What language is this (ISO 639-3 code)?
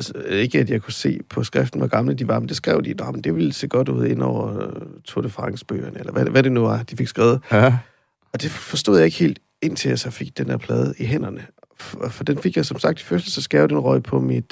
dan